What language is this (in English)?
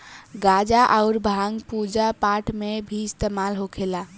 Bhojpuri